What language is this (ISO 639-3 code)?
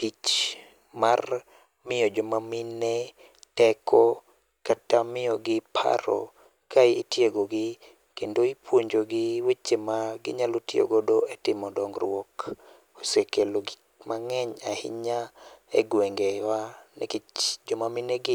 luo